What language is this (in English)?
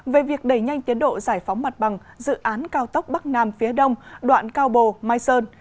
Vietnamese